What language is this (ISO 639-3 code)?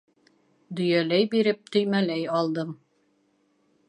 bak